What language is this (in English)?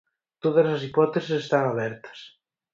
Galician